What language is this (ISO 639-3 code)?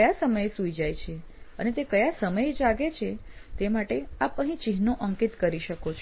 guj